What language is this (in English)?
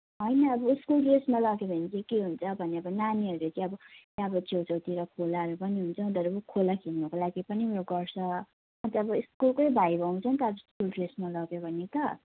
Nepali